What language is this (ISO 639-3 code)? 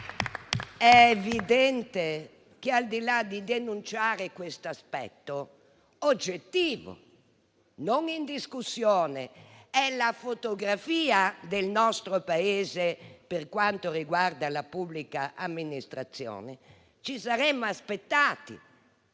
ita